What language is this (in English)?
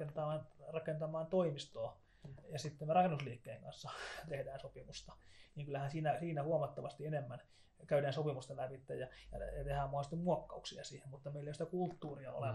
Finnish